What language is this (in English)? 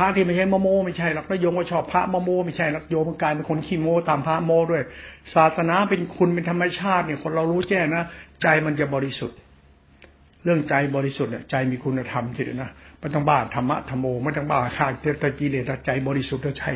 Thai